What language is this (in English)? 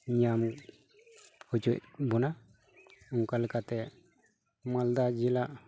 Santali